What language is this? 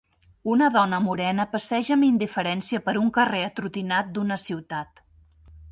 Catalan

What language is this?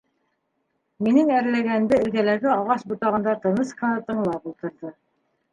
Bashkir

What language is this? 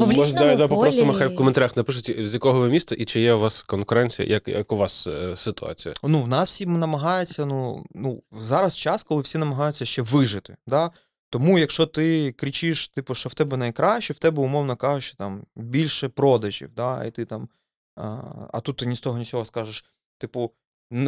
Ukrainian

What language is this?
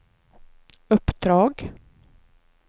Swedish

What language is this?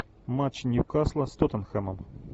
Russian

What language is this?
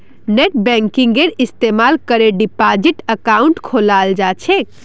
Magahi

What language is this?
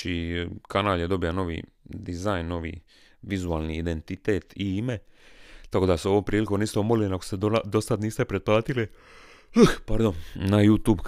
Croatian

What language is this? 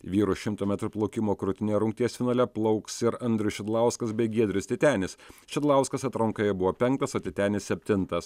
Lithuanian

